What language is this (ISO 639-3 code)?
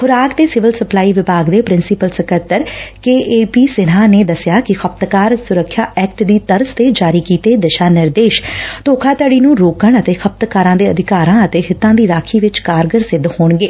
pan